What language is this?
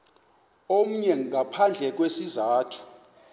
Xhosa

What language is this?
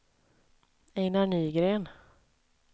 Swedish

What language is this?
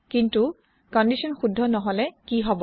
Assamese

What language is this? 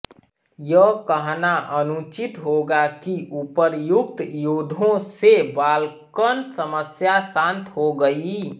Hindi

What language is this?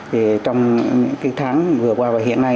Vietnamese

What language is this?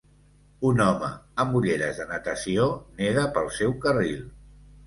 Catalan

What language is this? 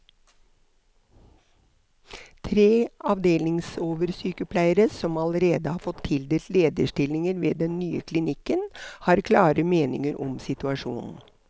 Norwegian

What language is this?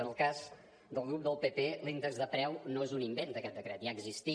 Catalan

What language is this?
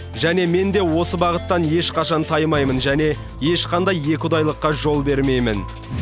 Kazakh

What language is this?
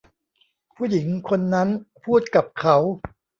Thai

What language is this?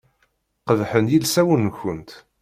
Kabyle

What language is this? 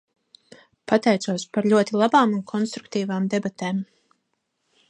Latvian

